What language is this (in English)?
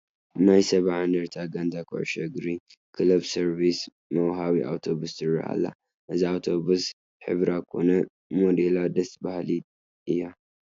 Tigrinya